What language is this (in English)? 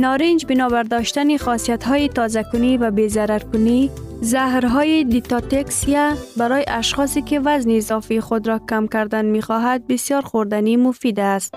Persian